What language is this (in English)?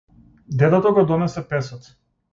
Macedonian